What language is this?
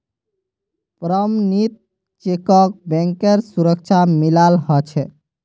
Magahi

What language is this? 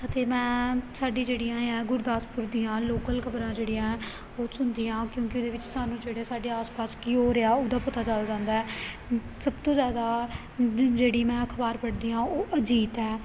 Punjabi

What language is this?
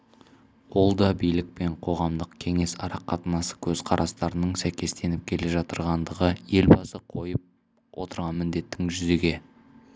Kazakh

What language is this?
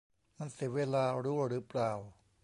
Thai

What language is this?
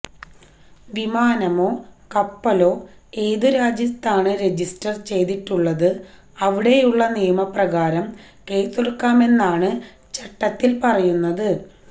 Malayalam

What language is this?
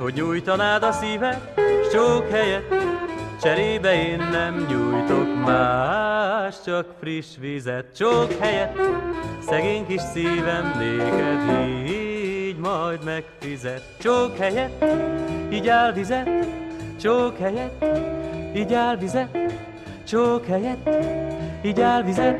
Hungarian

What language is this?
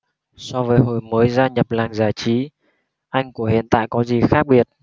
Vietnamese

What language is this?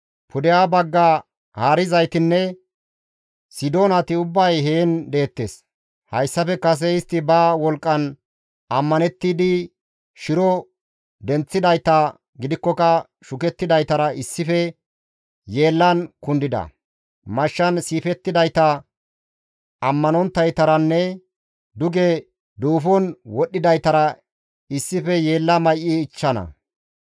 Gamo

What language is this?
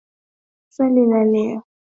Swahili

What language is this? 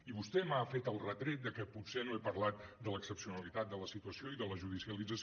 Catalan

